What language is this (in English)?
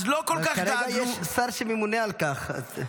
Hebrew